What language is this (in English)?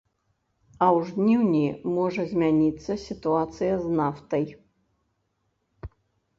Belarusian